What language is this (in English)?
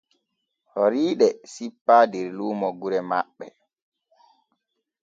Borgu Fulfulde